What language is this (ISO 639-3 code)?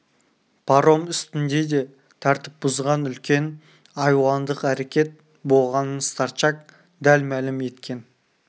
kaz